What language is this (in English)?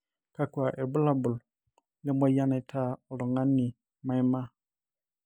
Masai